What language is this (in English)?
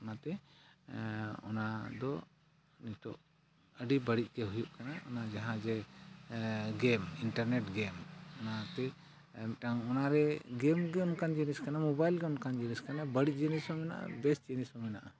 Santali